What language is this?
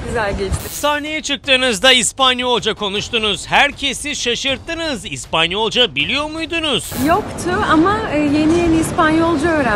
Turkish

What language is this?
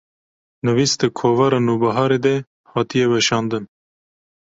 Kurdish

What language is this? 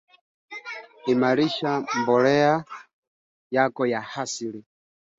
Swahili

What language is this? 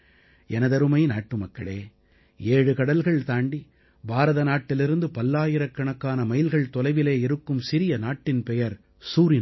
Tamil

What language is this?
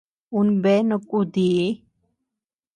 Tepeuxila Cuicatec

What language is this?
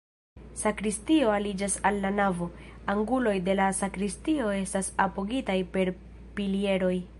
Esperanto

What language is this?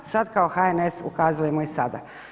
Croatian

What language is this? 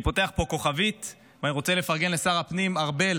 Hebrew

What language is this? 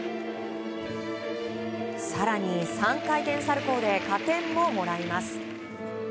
Japanese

